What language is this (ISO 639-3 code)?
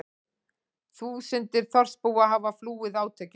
isl